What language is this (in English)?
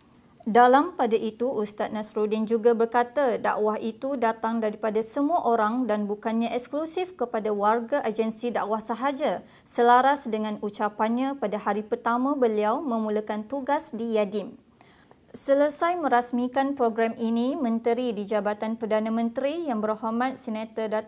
Malay